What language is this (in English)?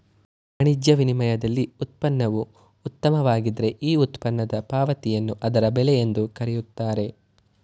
Kannada